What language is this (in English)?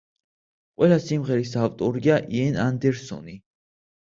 Georgian